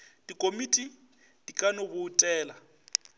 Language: Northern Sotho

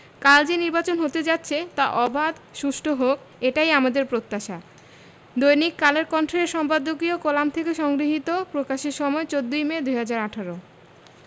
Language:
Bangla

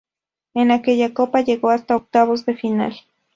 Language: Spanish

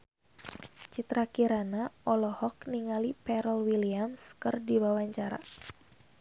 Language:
Sundanese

